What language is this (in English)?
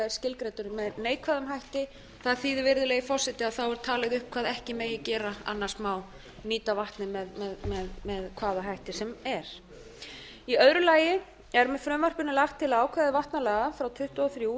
Icelandic